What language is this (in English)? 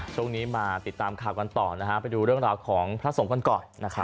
Thai